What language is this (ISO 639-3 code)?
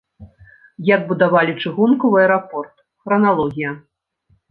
bel